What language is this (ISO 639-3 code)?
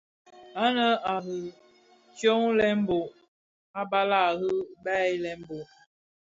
ksf